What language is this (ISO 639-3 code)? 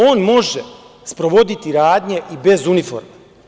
srp